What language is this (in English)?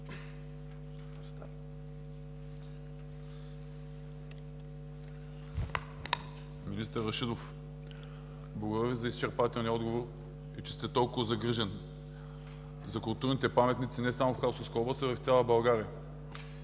Bulgarian